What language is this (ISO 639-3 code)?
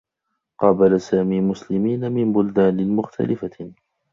ara